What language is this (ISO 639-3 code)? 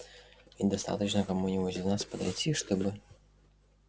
rus